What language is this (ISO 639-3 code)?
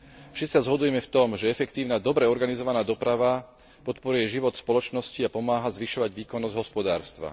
slk